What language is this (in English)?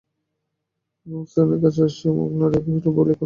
Bangla